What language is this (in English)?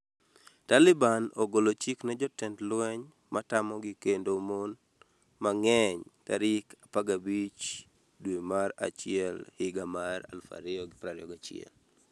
Luo (Kenya and Tanzania)